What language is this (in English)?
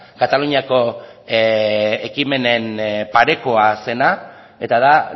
Basque